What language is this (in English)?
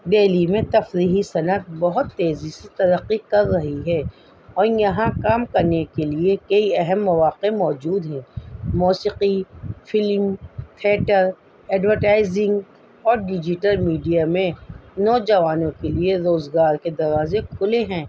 Urdu